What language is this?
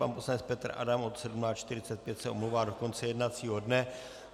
Czech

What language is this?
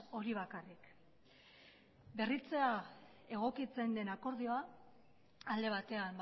Basque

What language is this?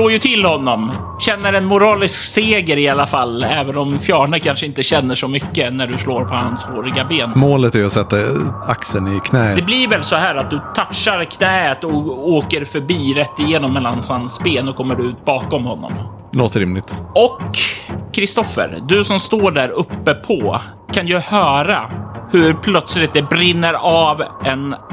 Swedish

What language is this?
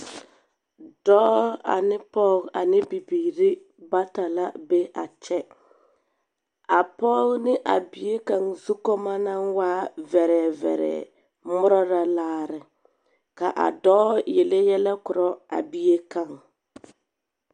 Southern Dagaare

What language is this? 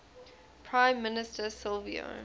English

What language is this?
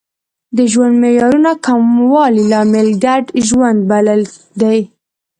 Pashto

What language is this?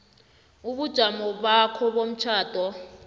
South Ndebele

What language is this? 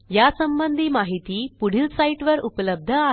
Marathi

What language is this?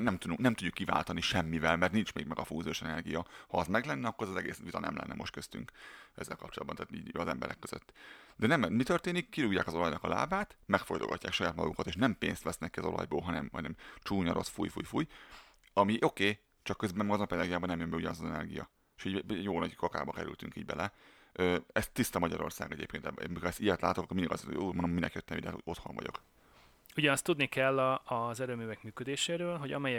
Hungarian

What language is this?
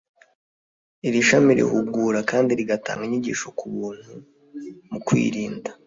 Kinyarwanda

